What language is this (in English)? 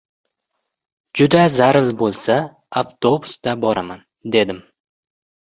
Uzbek